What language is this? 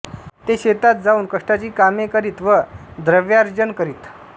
Marathi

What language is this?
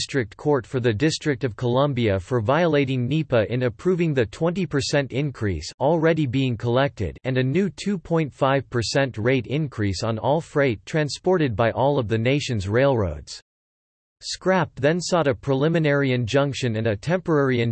English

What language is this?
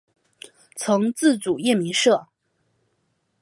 Chinese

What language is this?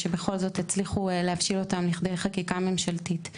Hebrew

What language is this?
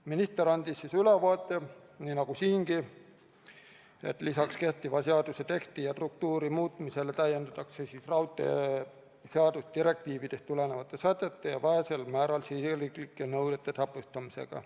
Estonian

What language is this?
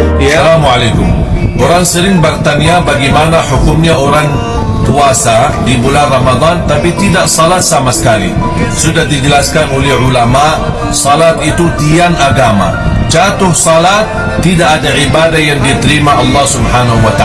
Malay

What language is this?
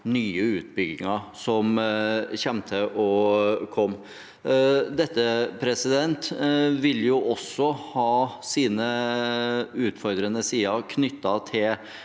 Norwegian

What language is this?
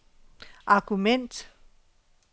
Danish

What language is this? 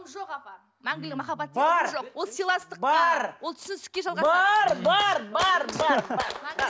Kazakh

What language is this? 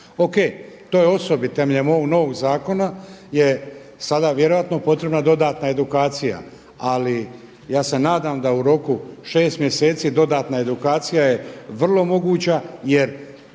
Croatian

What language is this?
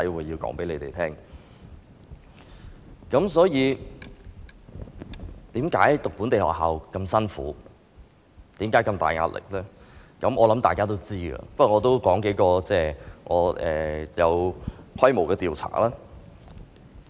Cantonese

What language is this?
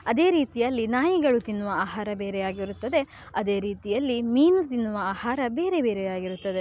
Kannada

